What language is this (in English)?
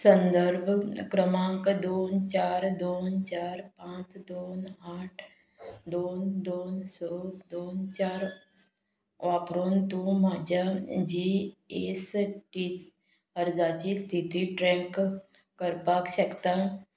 Konkani